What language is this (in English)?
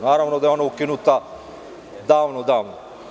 Serbian